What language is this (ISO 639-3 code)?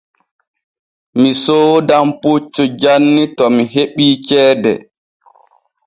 fue